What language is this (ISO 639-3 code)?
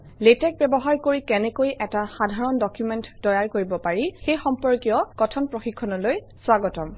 asm